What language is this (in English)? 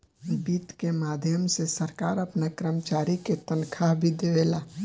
Bhojpuri